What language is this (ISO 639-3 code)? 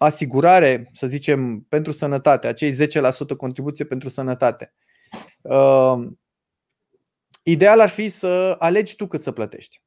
ron